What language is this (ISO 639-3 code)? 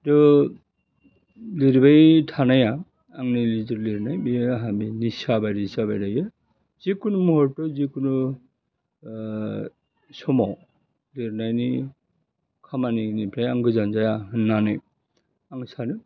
brx